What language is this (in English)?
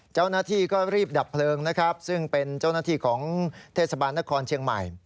Thai